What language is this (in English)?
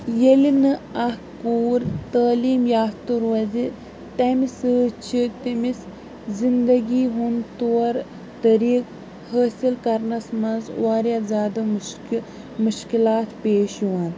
Kashmiri